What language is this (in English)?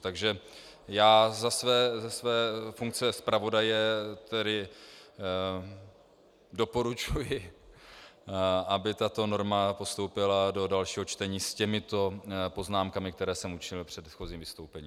Czech